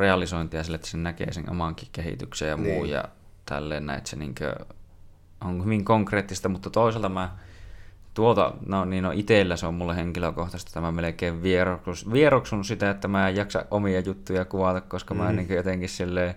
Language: Finnish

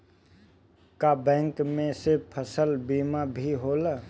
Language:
Bhojpuri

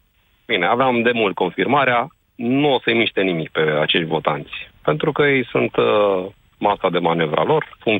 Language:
Romanian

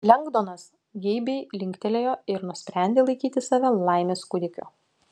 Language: Lithuanian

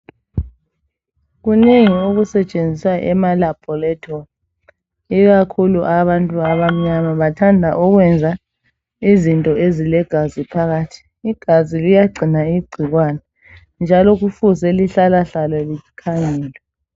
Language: North Ndebele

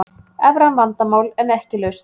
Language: Icelandic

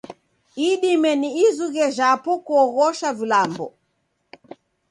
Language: Taita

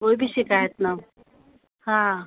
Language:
Sindhi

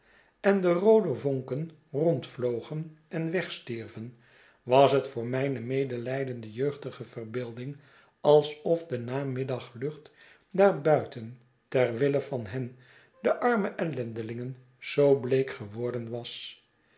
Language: Dutch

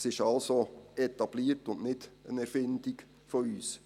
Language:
Swiss German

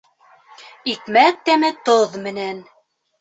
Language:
Bashkir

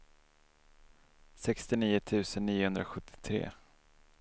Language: Swedish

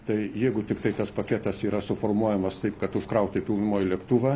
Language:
Lithuanian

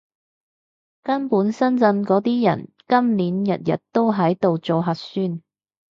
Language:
Cantonese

